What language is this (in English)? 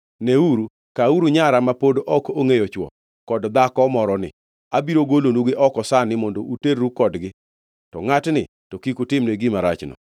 Luo (Kenya and Tanzania)